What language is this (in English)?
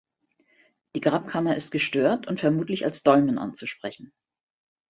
German